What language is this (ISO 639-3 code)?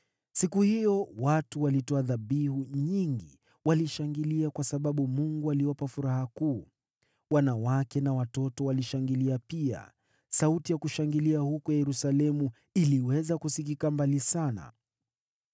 swa